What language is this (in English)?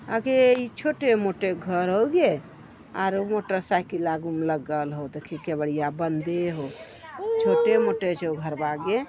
Magahi